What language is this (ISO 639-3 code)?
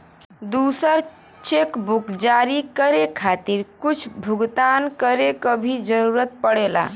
bho